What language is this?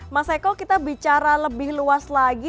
Indonesian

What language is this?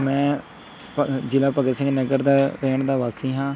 Punjabi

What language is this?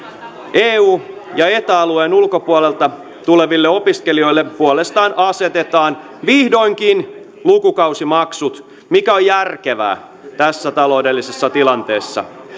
Finnish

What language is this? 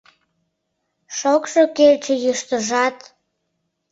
Mari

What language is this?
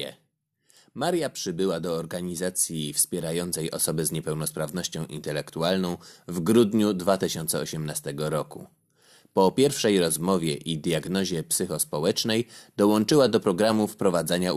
Polish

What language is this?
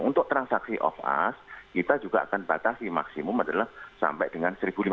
Indonesian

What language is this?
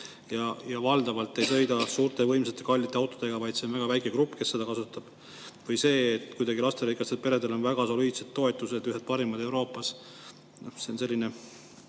Estonian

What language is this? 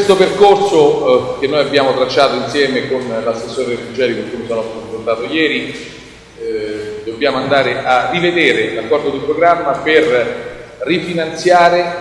Italian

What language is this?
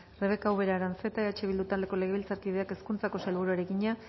Basque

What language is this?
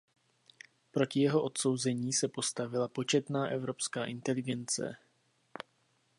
Czech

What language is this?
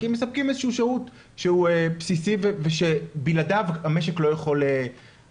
Hebrew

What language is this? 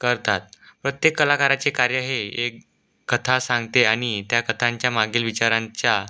Marathi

